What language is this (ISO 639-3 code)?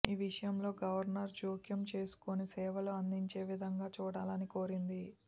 tel